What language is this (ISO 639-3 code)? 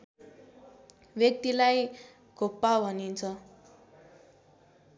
nep